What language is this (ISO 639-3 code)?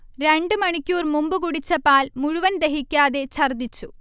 mal